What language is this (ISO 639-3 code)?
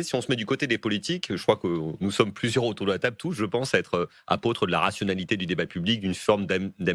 fra